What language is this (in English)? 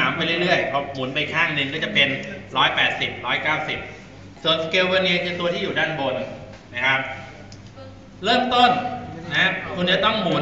Thai